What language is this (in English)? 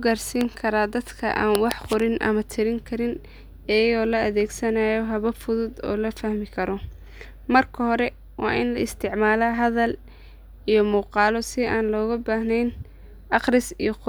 Somali